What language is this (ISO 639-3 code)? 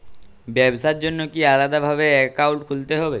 ben